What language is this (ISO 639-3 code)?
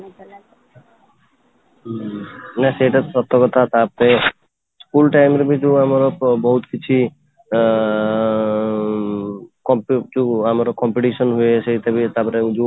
ori